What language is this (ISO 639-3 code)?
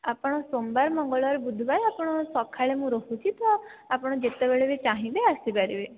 ori